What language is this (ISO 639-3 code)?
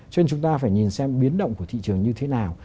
vie